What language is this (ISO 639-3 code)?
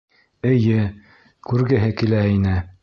bak